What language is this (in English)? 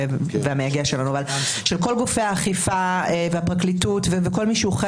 Hebrew